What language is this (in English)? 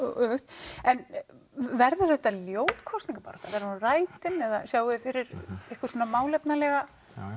Icelandic